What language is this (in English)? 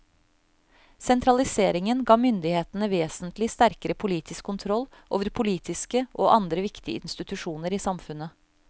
Norwegian